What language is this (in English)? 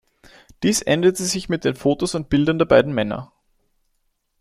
German